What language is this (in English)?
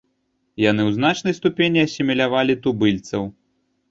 Belarusian